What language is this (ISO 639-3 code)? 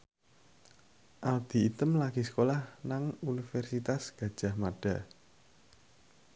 jav